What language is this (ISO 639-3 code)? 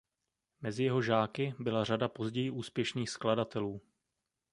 ces